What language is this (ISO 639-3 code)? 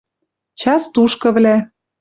mrj